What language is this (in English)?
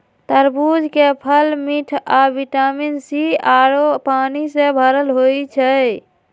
Magahi